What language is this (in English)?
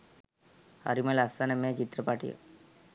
Sinhala